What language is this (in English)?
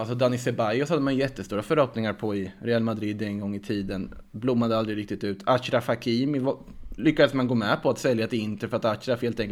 Swedish